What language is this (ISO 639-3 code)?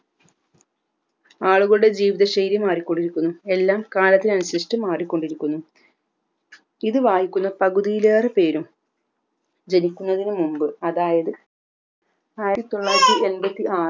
mal